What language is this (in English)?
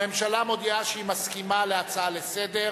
Hebrew